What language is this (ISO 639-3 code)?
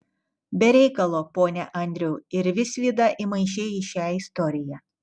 lit